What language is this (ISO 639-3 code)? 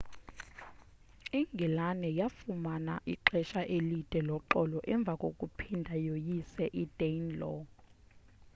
xho